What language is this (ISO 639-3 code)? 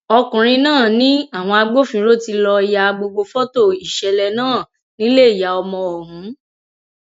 yor